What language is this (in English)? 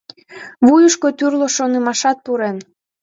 Mari